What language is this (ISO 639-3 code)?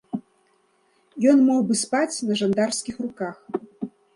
bel